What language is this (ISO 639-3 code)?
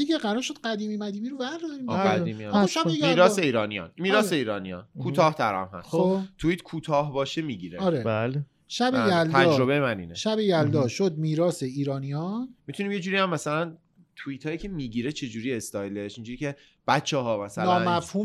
fas